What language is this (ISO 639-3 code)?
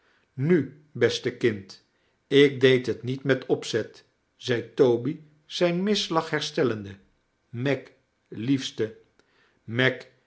nld